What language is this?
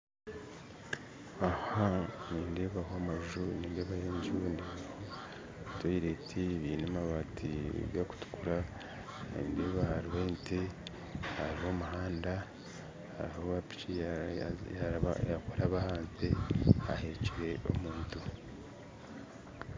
Nyankole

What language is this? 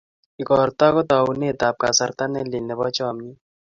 Kalenjin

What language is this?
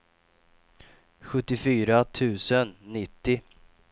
Swedish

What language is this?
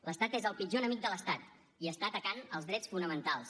Catalan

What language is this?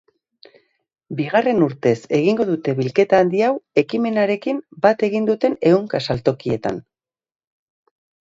Basque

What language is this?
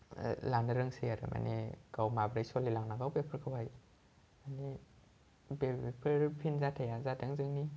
Bodo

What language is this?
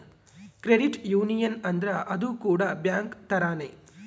Kannada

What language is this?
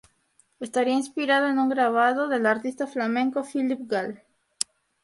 Spanish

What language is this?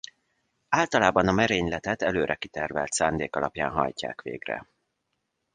Hungarian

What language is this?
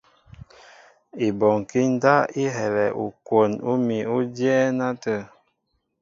Mbo (Cameroon)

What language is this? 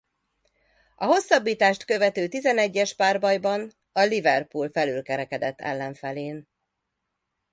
Hungarian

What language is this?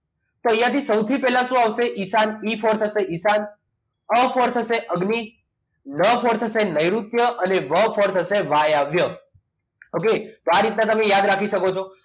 Gujarati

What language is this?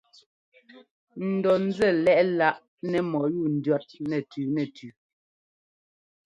Ngomba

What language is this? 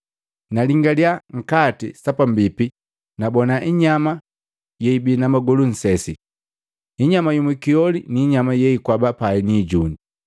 Matengo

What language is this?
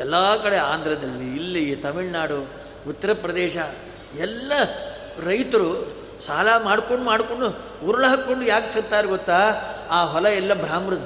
Kannada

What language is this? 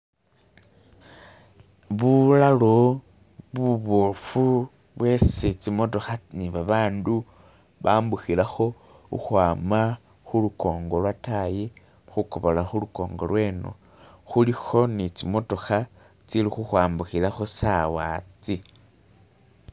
Masaaba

